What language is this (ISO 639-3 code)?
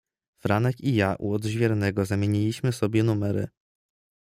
pol